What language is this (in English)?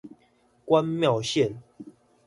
Chinese